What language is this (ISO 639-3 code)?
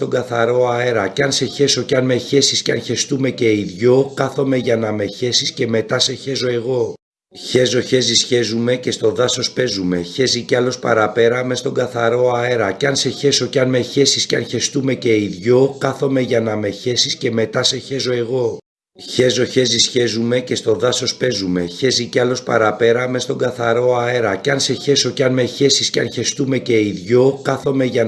ell